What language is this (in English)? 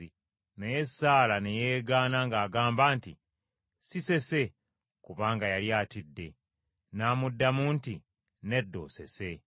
Ganda